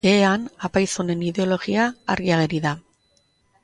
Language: Basque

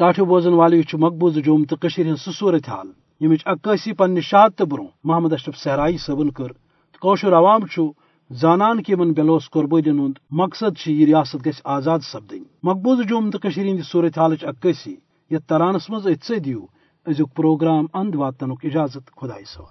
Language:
Urdu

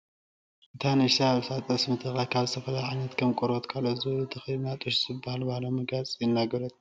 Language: Tigrinya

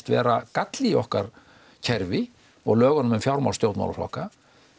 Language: Icelandic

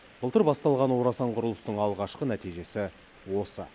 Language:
Kazakh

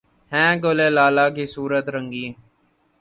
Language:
Urdu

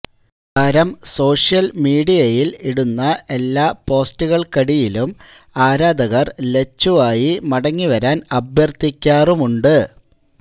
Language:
Malayalam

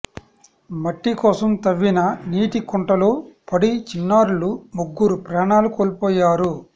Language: Telugu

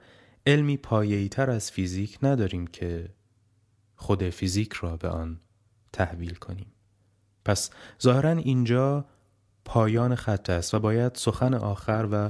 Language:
Persian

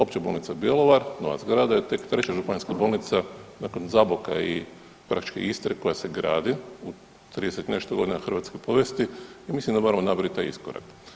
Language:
Croatian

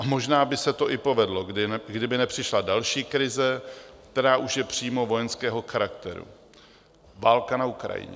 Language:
Czech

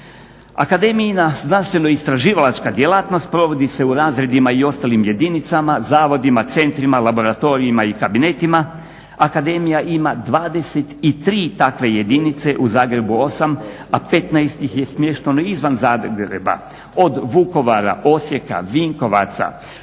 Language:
Croatian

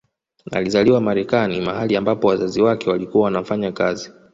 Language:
Swahili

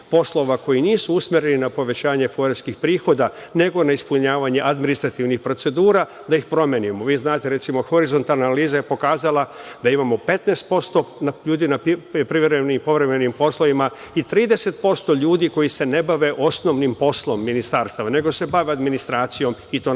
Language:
Serbian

